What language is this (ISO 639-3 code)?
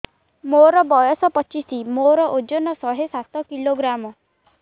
ori